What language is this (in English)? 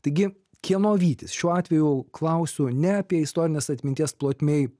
Lithuanian